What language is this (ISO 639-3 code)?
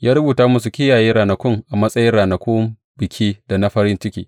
hau